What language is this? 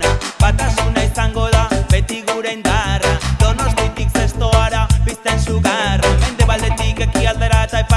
Vietnamese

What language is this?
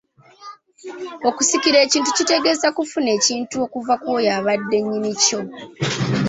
Ganda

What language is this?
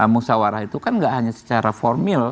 Indonesian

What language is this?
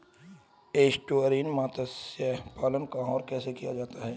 Hindi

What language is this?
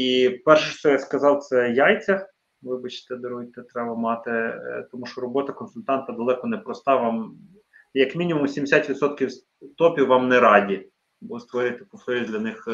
Ukrainian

